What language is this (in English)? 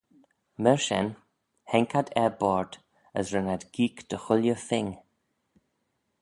Manx